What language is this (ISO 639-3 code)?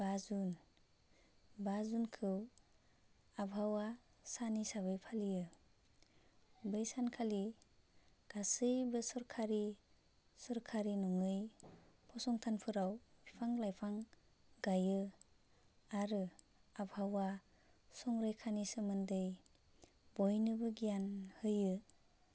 brx